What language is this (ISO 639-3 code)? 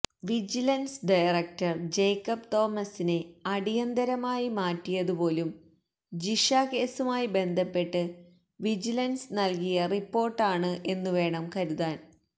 mal